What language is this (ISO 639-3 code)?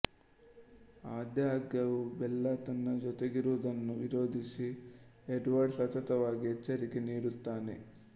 kan